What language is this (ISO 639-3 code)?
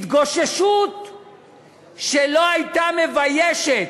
heb